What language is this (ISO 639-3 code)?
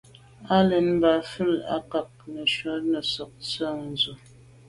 byv